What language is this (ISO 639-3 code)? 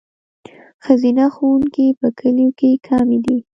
pus